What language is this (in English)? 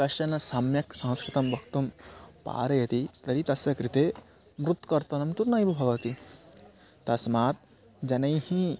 Sanskrit